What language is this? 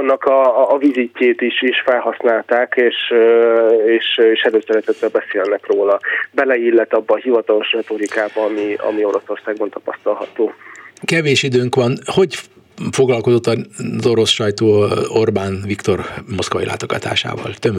Hungarian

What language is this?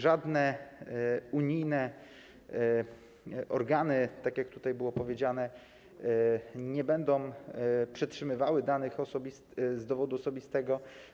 Polish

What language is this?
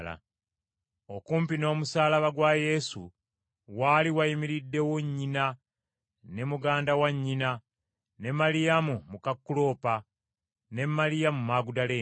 Ganda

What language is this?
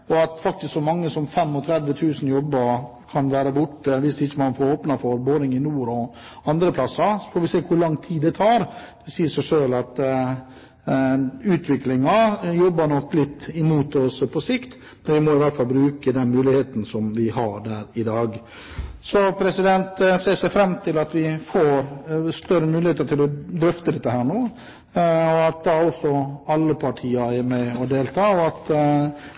Norwegian Bokmål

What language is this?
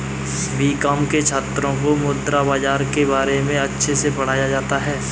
Hindi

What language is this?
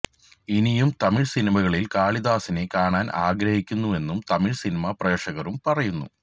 Malayalam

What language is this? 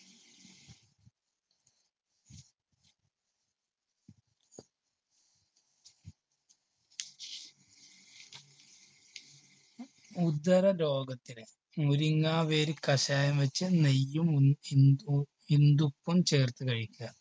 Malayalam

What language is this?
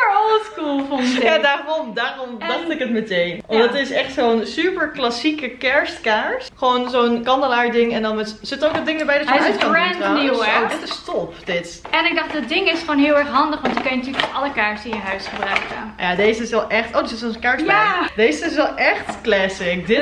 Dutch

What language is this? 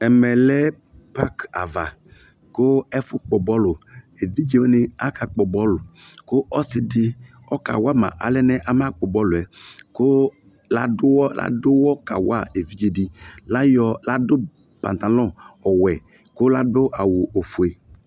Ikposo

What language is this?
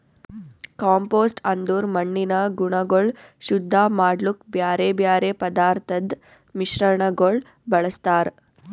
Kannada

